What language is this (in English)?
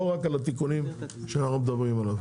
Hebrew